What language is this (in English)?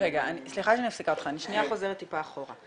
Hebrew